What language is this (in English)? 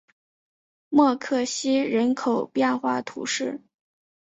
Chinese